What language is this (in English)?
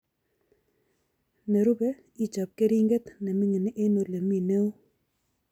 Kalenjin